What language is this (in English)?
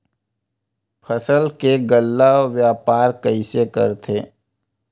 Chhattisgarhi